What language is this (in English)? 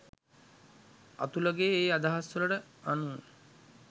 Sinhala